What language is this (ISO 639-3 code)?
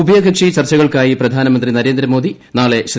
mal